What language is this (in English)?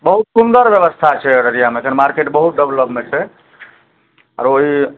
Maithili